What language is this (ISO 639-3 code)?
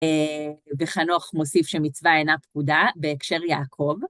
heb